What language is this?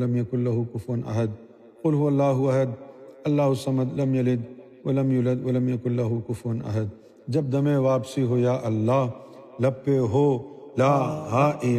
Urdu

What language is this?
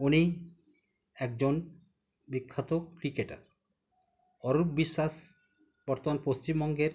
Bangla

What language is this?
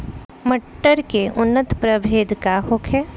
Bhojpuri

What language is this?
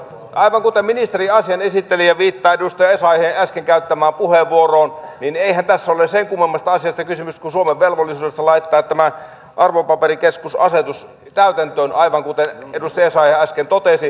Finnish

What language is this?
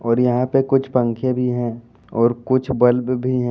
Hindi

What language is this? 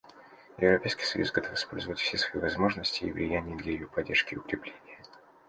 Russian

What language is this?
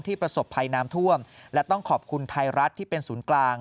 Thai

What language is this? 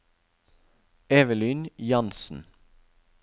Norwegian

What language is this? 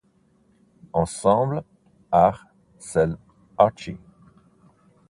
Italian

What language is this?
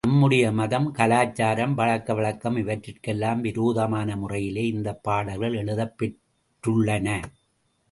Tamil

